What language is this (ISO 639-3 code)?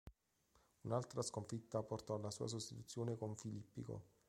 ita